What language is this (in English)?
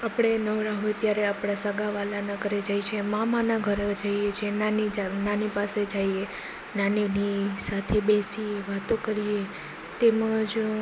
Gujarati